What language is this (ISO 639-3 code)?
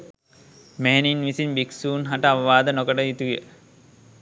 sin